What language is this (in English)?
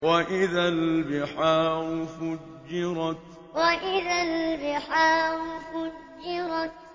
Arabic